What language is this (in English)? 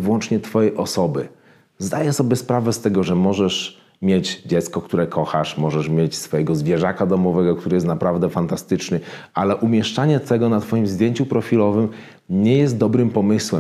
Polish